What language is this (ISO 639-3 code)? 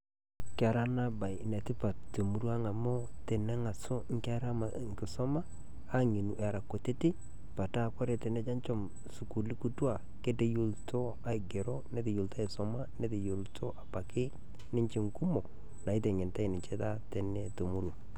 mas